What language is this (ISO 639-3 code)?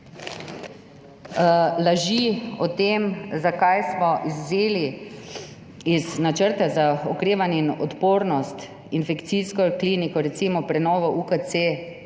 slv